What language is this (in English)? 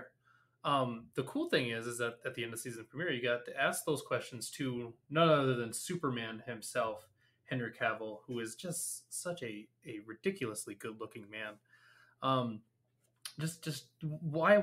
English